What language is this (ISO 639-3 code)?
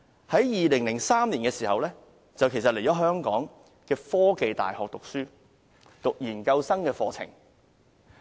yue